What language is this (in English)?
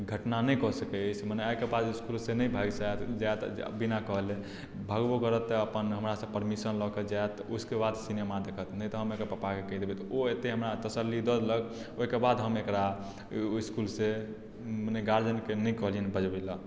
Maithili